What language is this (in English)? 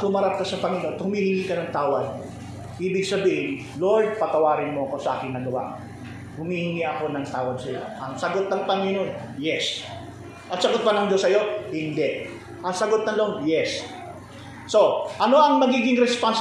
Filipino